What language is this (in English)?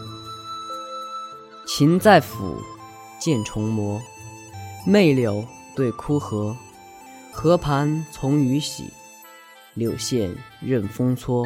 Chinese